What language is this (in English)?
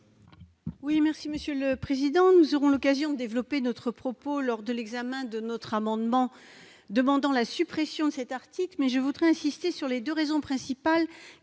French